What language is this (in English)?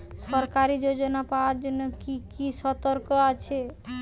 Bangla